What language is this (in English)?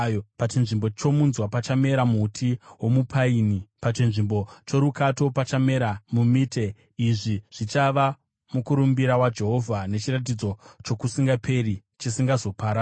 Shona